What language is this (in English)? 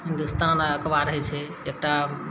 Maithili